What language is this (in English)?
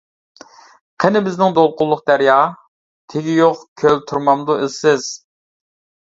Uyghur